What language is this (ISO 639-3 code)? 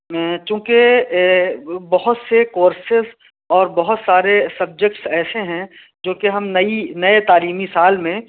urd